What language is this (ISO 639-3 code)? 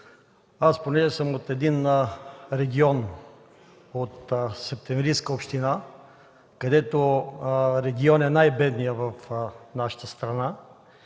bul